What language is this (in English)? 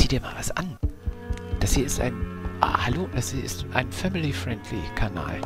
German